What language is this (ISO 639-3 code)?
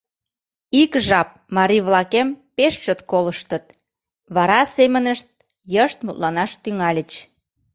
chm